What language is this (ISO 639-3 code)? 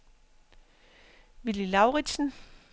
dan